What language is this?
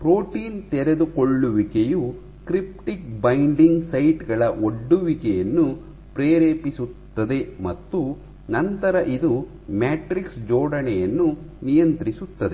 Kannada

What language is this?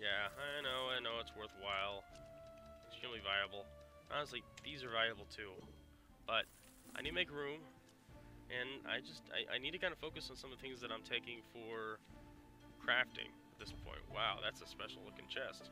English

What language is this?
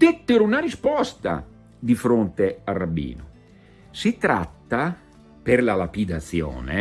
Italian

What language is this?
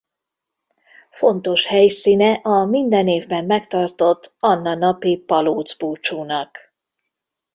Hungarian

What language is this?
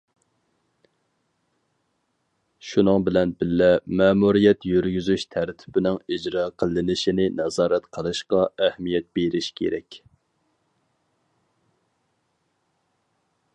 Uyghur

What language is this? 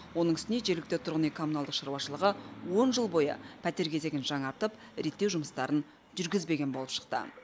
Kazakh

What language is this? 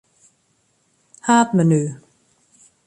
Western Frisian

